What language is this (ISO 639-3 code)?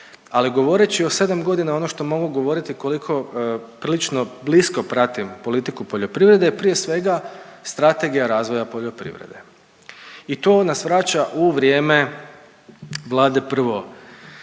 hrv